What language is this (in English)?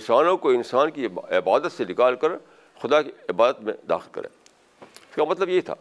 Urdu